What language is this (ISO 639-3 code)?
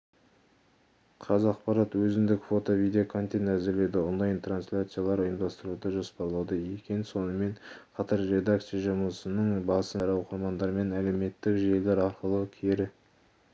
kaz